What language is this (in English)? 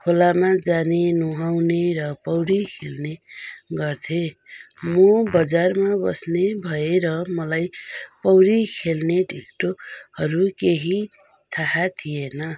Nepali